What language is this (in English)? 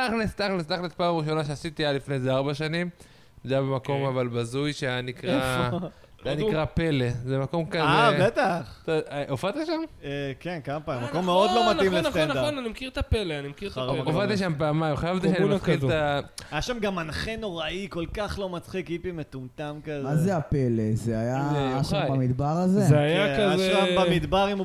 Hebrew